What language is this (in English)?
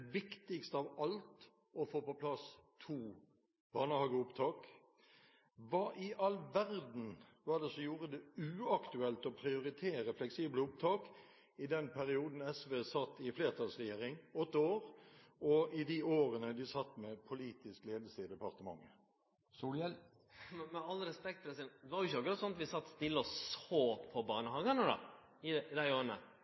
Norwegian